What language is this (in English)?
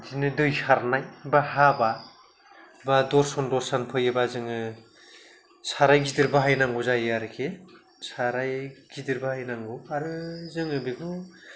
Bodo